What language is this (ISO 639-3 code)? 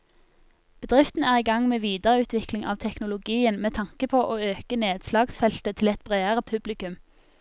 nor